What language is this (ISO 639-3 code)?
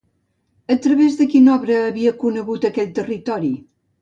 cat